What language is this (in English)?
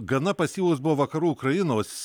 Lithuanian